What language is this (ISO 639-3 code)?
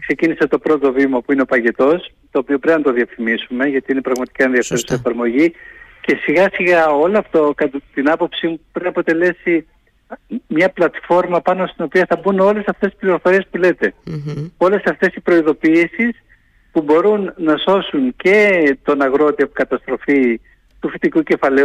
ell